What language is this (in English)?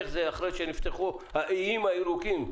Hebrew